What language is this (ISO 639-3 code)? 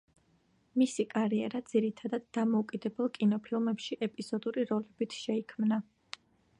kat